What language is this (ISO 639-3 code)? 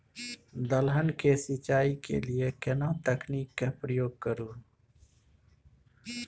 mai